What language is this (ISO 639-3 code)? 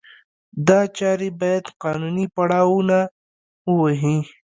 pus